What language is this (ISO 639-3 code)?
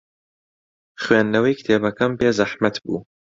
ckb